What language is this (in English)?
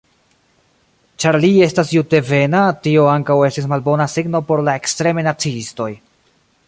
Esperanto